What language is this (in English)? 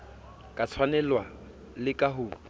Southern Sotho